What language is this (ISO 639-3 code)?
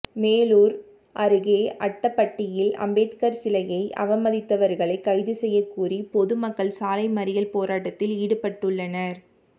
tam